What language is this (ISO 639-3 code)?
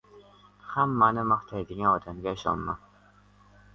uzb